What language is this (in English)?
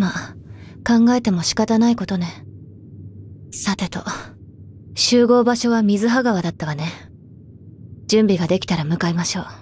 Japanese